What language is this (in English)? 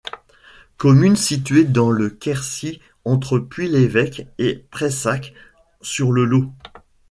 French